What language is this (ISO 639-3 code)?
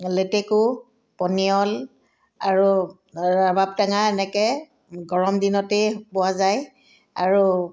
asm